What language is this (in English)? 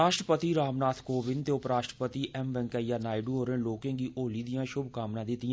Dogri